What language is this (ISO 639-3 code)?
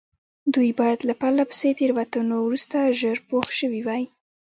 pus